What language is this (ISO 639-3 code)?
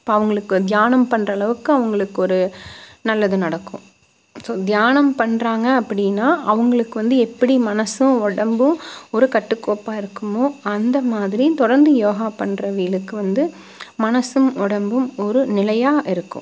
tam